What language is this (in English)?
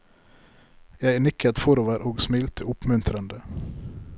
Norwegian